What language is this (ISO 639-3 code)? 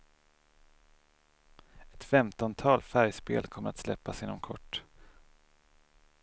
swe